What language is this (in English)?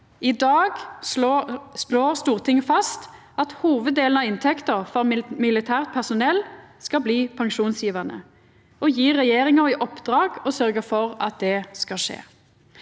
Norwegian